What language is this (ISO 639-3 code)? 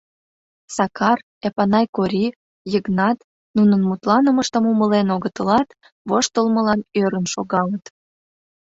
chm